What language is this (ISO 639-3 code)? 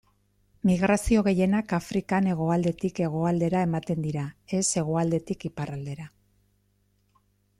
eus